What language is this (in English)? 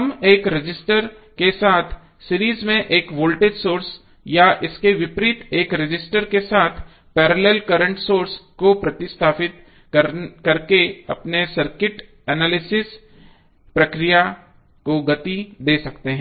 Hindi